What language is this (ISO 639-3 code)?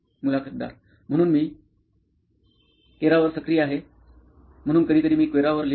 mar